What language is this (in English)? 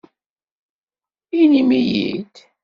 Kabyle